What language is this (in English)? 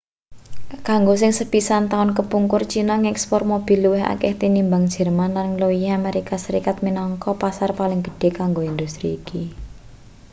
Javanese